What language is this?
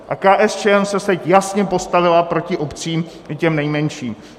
Czech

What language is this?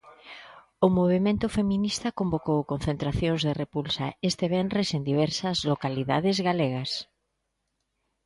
Galician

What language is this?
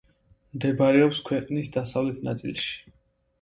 Georgian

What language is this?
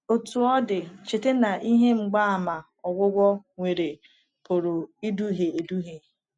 Igbo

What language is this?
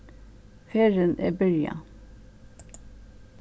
Faroese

